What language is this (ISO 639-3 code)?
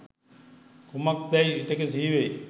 sin